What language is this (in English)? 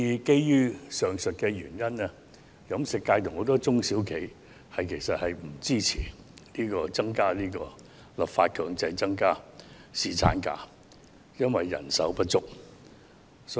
Cantonese